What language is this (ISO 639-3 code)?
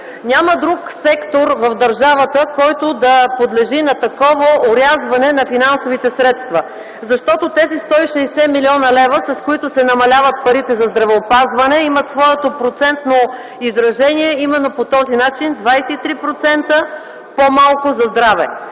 bul